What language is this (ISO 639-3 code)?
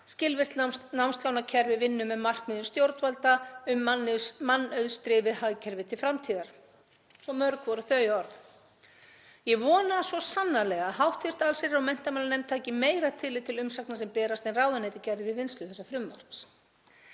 isl